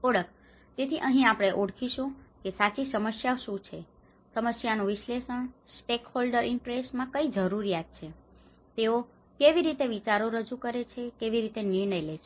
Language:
Gujarati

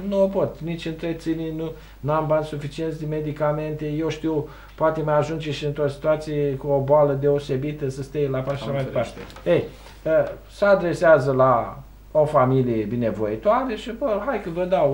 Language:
Romanian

